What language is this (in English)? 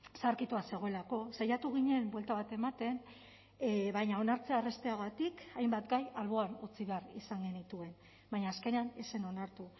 Basque